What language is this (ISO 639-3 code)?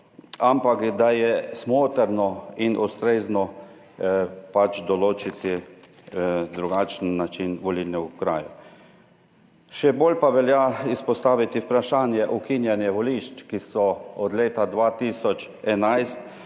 slv